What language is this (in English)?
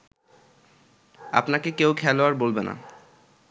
Bangla